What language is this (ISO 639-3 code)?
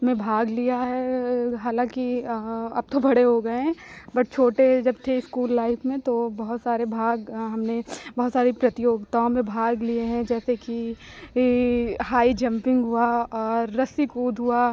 hin